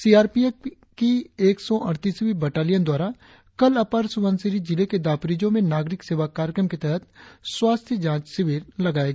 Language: Hindi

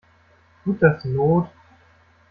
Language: German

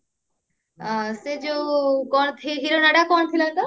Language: Odia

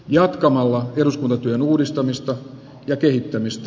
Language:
Finnish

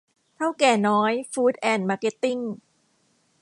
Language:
Thai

